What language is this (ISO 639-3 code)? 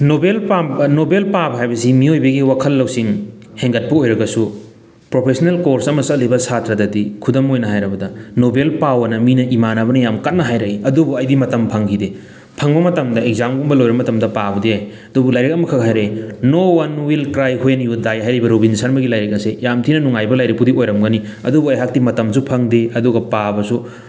mni